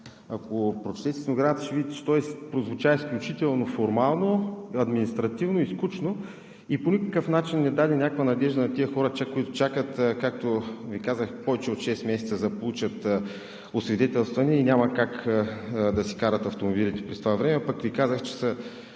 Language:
Bulgarian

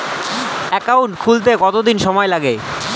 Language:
Bangla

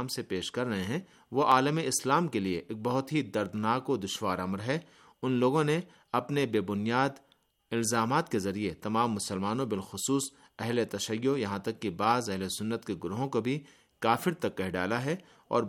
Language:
Urdu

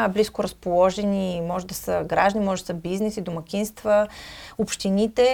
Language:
Bulgarian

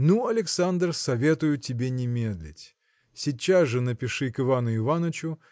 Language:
Russian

